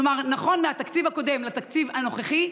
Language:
Hebrew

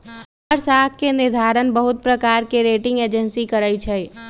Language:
Magahi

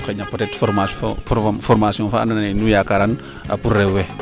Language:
Serer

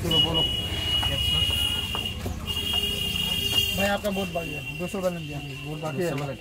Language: Arabic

